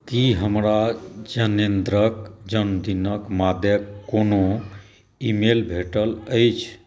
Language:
Maithili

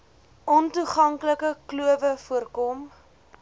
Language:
Afrikaans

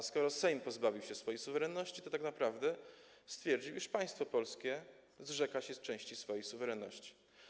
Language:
Polish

